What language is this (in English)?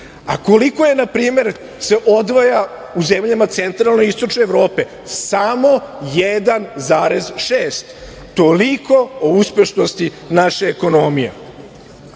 Serbian